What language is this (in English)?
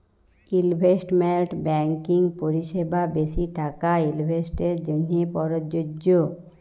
Bangla